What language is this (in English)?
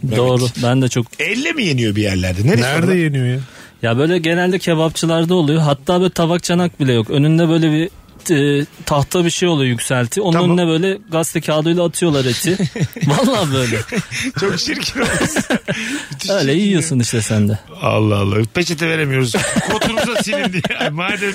Turkish